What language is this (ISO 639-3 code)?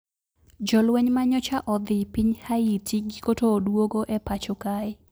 luo